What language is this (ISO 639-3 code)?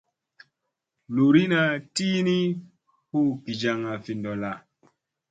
mse